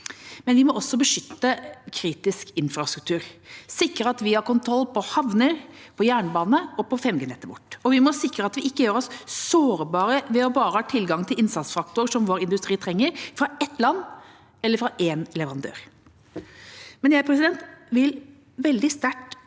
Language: Norwegian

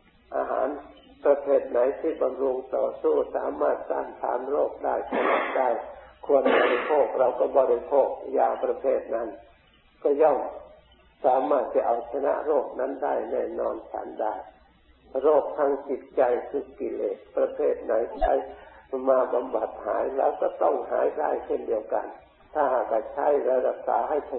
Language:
Thai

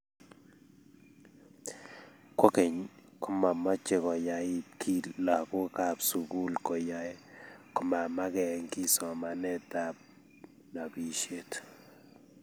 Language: Kalenjin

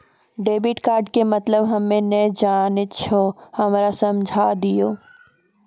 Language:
Maithili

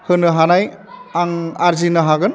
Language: Bodo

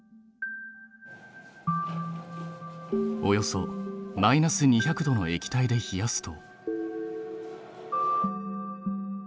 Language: Japanese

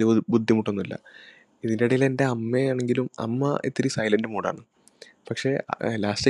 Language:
Malayalam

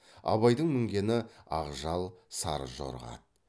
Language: Kazakh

